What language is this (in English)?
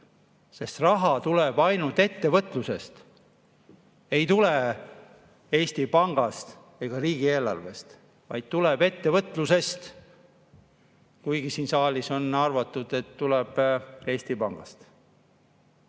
Estonian